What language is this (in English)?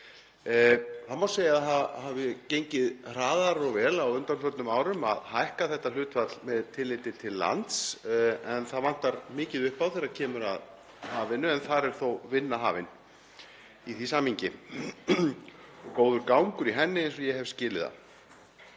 Icelandic